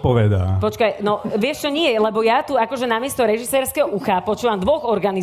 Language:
Slovak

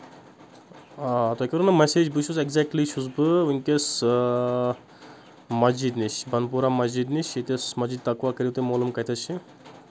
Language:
Kashmiri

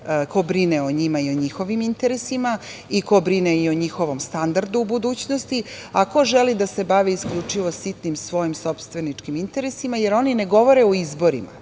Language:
Serbian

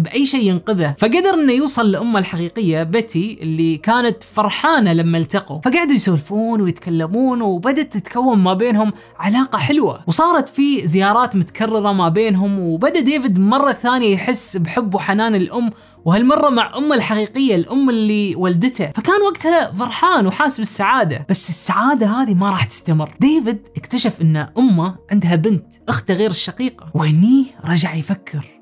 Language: Arabic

